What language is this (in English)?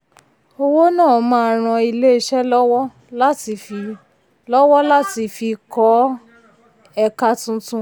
Yoruba